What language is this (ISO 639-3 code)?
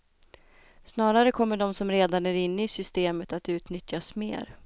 swe